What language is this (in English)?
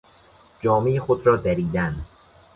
Persian